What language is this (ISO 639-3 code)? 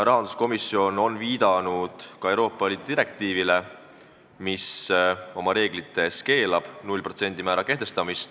est